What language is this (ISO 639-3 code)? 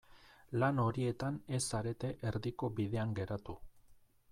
eus